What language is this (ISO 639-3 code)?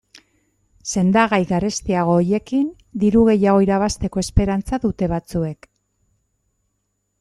eus